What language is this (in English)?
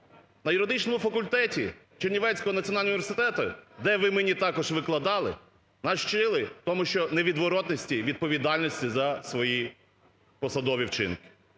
Ukrainian